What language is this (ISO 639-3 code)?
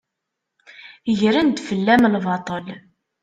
kab